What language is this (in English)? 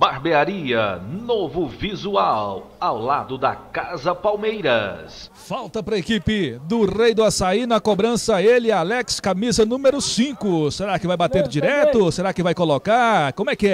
Portuguese